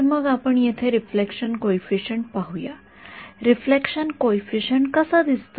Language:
Marathi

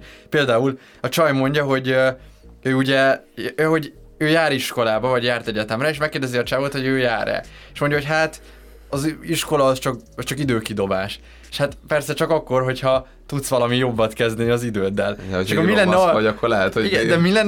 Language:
Hungarian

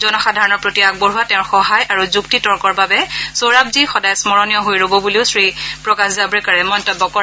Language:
Assamese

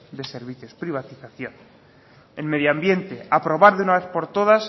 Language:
Spanish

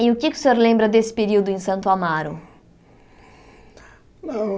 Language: Portuguese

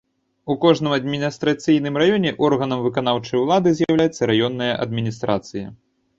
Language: Belarusian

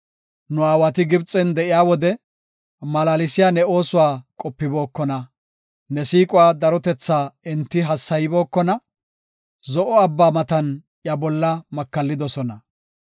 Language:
Gofa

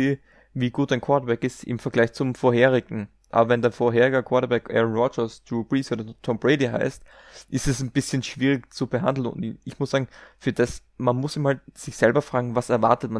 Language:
German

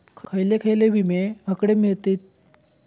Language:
Marathi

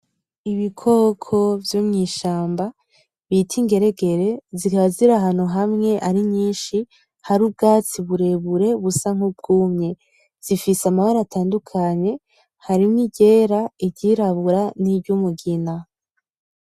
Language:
Rundi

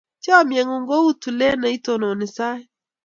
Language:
Kalenjin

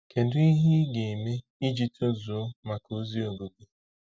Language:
Igbo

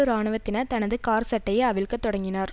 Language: Tamil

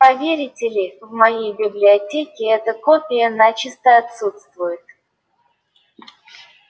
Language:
Russian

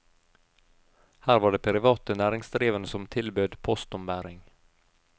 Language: Norwegian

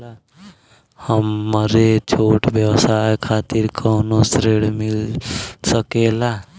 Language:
Bhojpuri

